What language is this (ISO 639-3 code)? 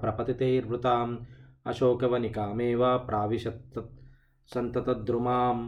tel